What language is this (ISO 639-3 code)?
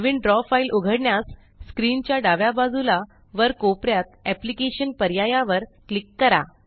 mar